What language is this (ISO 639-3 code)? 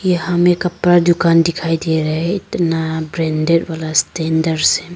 hin